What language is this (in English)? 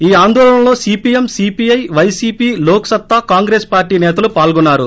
Telugu